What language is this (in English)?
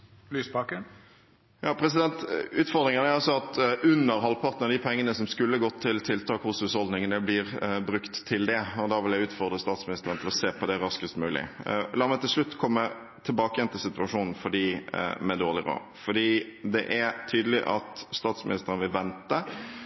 Norwegian Bokmål